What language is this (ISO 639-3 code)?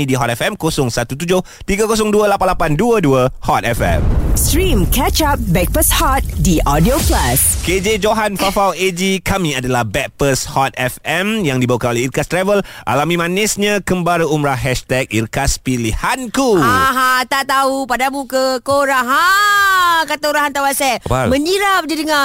msa